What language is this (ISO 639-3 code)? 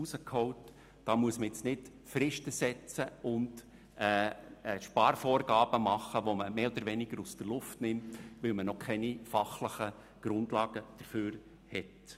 gsw